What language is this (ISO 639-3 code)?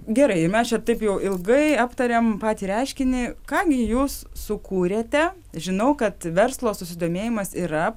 lit